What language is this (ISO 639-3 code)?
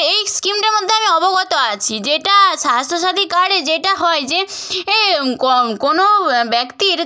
ben